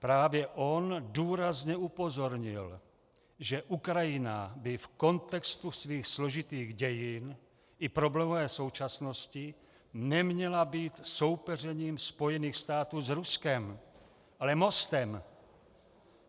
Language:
Czech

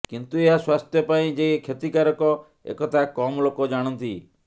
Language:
Odia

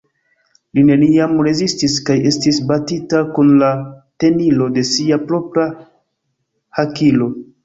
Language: Esperanto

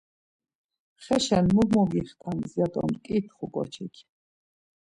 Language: Laz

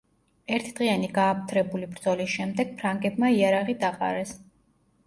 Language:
Georgian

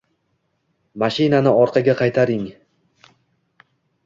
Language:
Uzbek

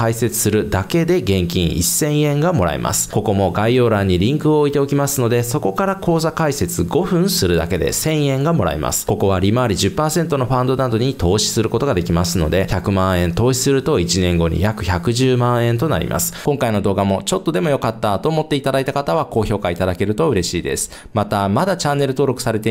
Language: Japanese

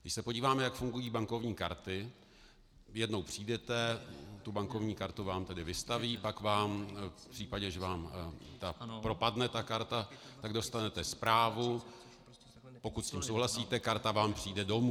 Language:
Czech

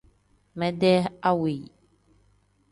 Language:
Tem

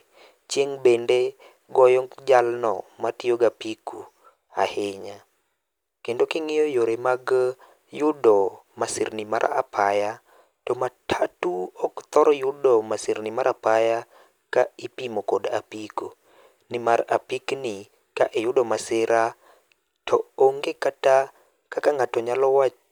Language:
Luo (Kenya and Tanzania)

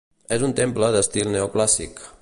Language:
Catalan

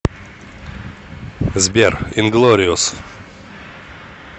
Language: Russian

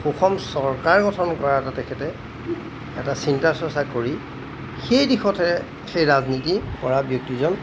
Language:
Assamese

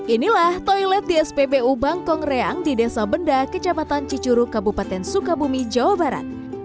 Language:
Indonesian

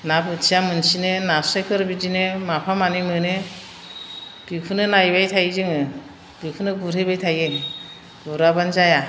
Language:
Bodo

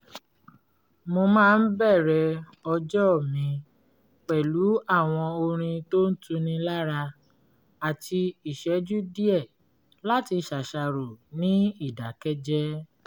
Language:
Yoruba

